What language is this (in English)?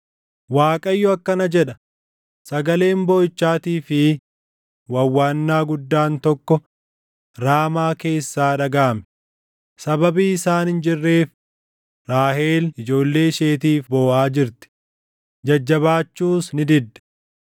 Oromo